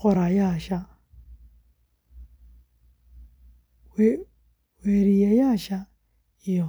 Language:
Somali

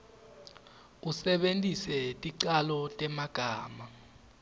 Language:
Swati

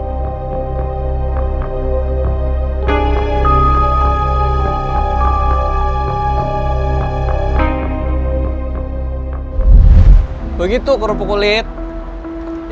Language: Indonesian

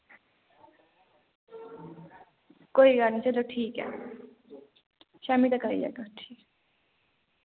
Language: Dogri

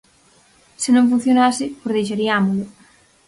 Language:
Galician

